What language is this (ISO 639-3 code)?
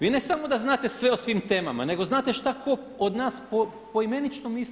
hrv